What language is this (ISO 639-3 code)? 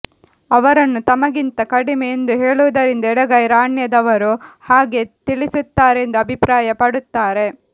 kan